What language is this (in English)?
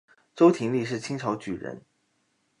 Chinese